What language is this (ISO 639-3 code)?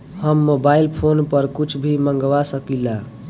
bho